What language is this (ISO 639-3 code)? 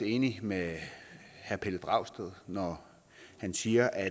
dan